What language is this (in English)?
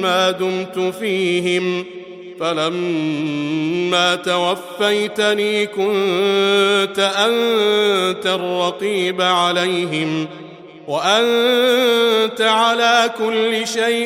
Arabic